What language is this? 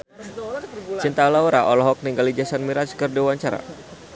Sundanese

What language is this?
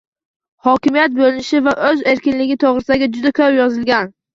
Uzbek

